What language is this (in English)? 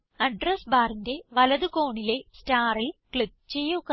Malayalam